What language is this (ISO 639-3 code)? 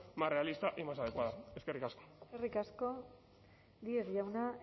eus